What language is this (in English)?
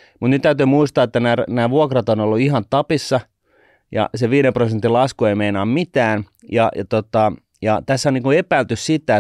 Finnish